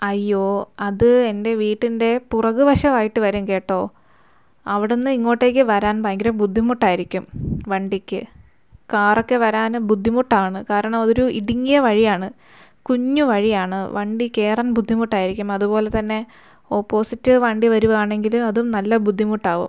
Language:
Malayalam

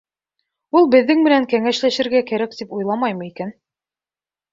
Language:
Bashkir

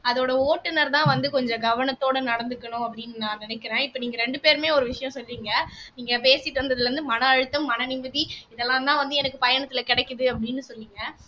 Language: Tamil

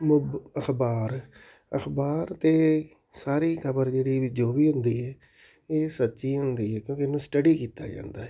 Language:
Punjabi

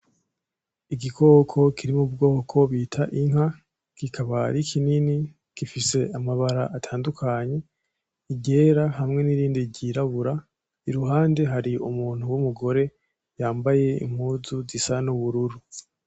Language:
Rundi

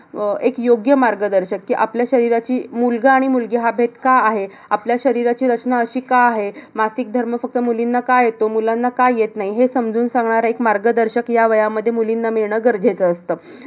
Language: Marathi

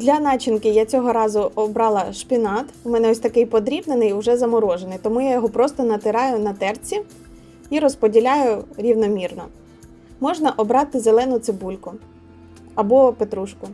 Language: Ukrainian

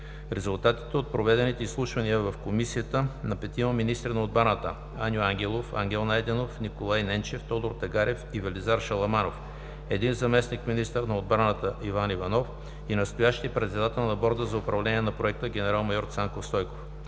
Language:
Bulgarian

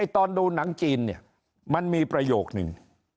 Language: Thai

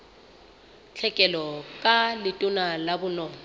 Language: Southern Sotho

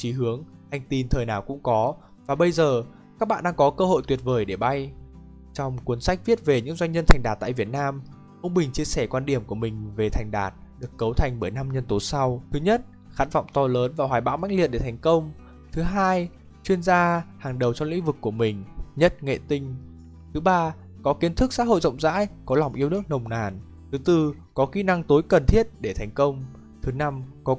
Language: Vietnamese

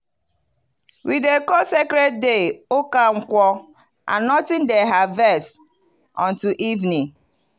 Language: Nigerian Pidgin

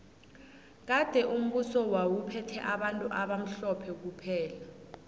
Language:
South Ndebele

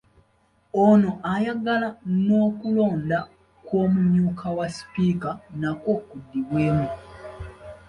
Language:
Ganda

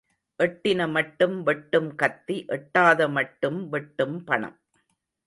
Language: Tamil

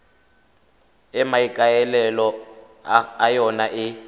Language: Tswana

